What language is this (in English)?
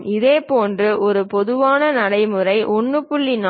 Tamil